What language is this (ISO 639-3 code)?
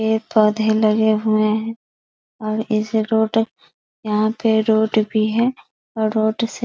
hin